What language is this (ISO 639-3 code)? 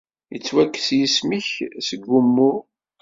kab